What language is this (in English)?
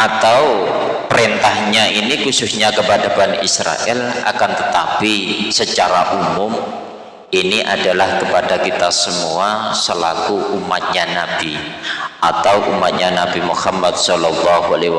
Indonesian